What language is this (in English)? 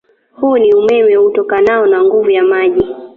Swahili